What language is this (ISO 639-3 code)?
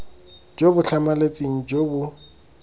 tsn